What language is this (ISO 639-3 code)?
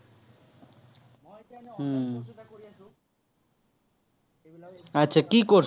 asm